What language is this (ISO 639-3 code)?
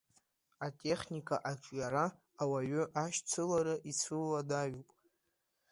abk